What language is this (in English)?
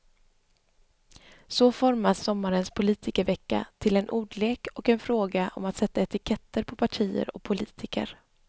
Swedish